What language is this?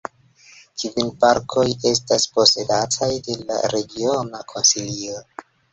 Esperanto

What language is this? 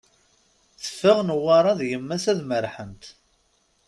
Kabyle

